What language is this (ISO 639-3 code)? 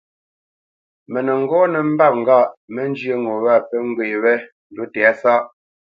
bce